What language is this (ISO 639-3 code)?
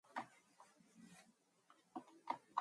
mon